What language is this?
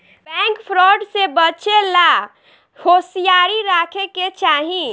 Bhojpuri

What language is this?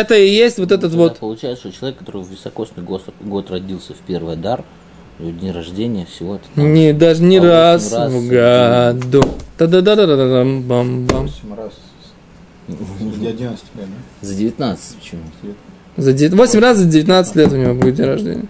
Russian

